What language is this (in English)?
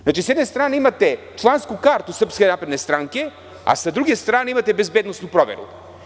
Serbian